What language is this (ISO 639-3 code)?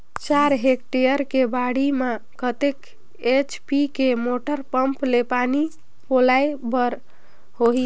hne